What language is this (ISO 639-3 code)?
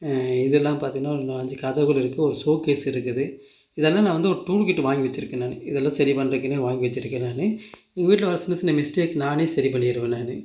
tam